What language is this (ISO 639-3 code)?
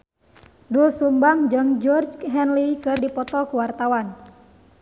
sun